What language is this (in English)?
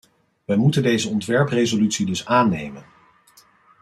Dutch